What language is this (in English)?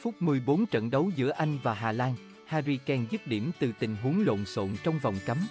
Vietnamese